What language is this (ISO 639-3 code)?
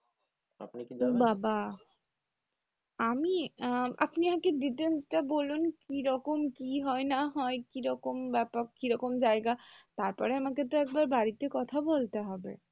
ben